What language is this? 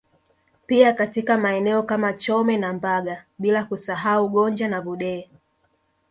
Swahili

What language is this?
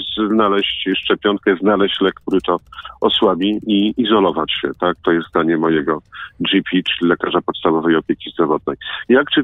Polish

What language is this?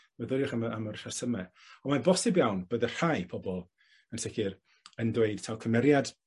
Welsh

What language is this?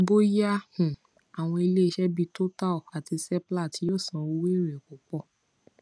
Yoruba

